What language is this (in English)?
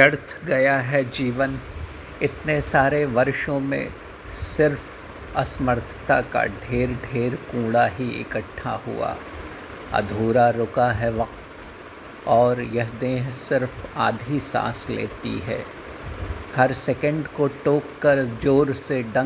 Hindi